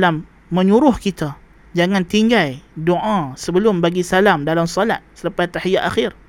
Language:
Malay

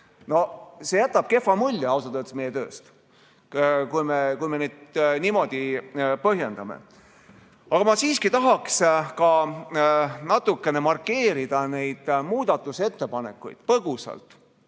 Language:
Estonian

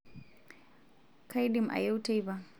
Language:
Masai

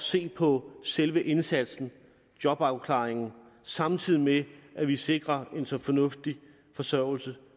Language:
Danish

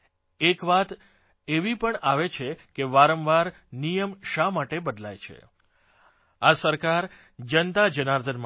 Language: Gujarati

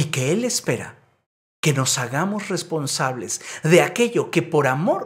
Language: Spanish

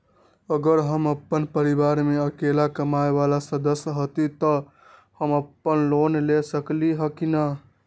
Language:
Magahi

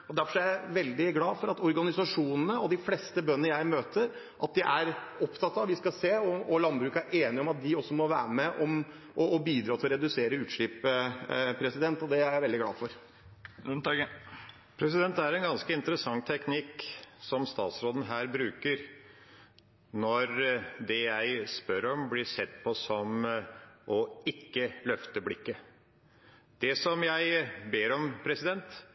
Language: Norwegian Bokmål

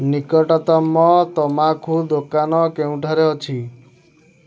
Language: Odia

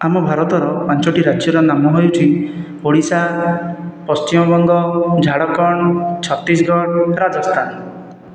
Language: Odia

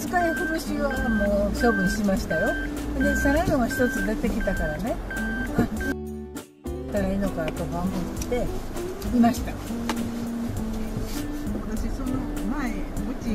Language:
Japanese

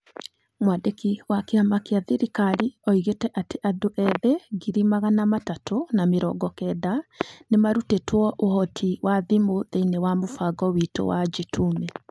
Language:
Kikuyu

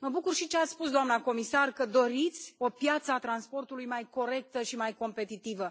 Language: Romanian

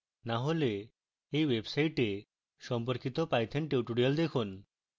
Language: Bangla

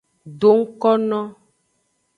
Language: Aja (Benin)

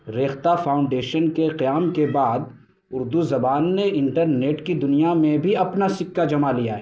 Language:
Urdu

